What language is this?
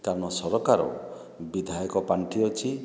Odia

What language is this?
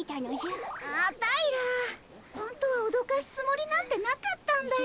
Japanese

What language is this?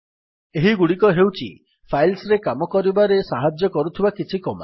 Odia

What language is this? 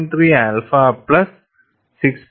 Malayalam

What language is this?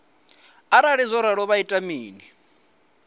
Venda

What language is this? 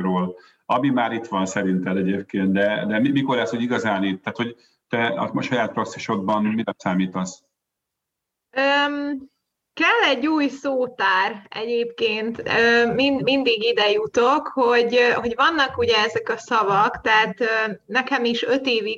Hungarian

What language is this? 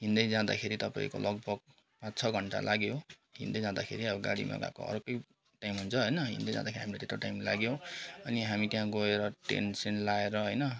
Nepali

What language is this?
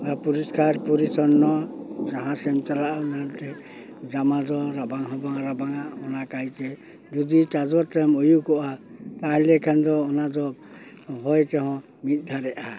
Santali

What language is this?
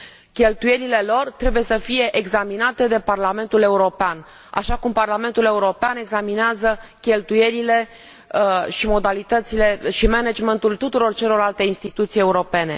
Romanian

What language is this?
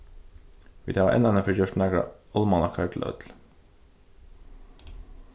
Faroese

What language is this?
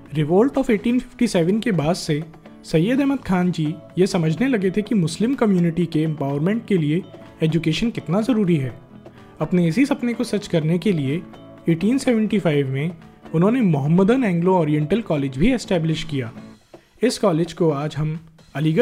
Hindi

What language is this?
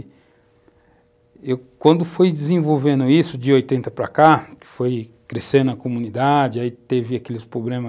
Portuguese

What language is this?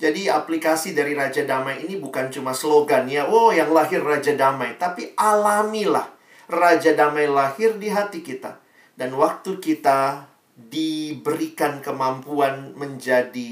Indonesian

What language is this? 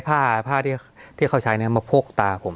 Thai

